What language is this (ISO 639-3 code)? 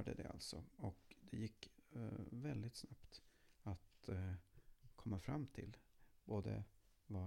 swe